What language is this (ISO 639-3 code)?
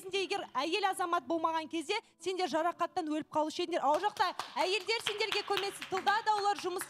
tur